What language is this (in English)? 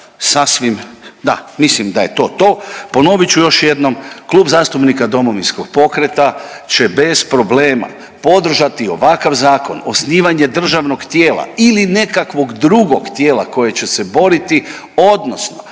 Croatian